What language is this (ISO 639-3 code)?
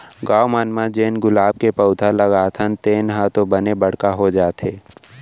hne